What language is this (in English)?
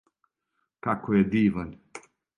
Serbian